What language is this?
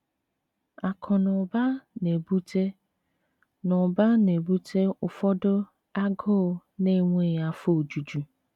Igbo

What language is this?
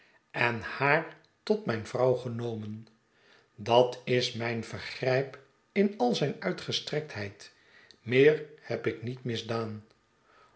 Dutch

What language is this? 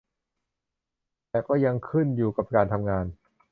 Thai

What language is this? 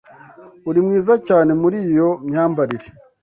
Kinyarwanda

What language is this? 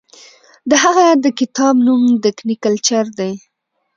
Pashto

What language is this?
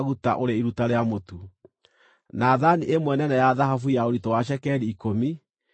Kikuyu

